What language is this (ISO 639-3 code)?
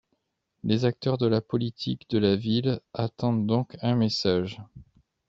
fra